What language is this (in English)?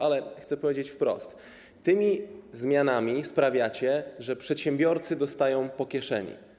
Polish